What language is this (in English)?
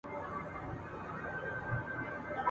Pashto